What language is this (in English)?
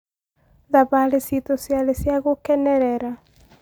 Kikuyu